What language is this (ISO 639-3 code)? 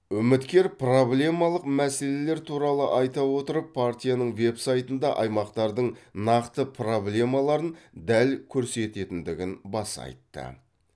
kaz